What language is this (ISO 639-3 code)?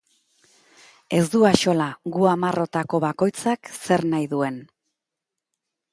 eus